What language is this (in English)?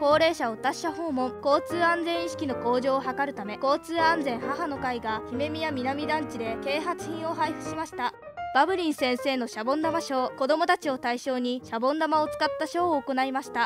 Japanese